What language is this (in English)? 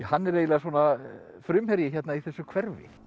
Icelandic